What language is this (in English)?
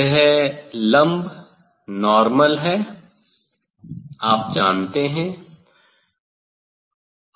Hindi